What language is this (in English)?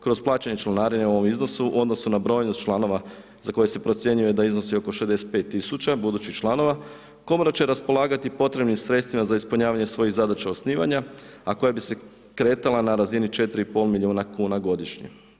Croatian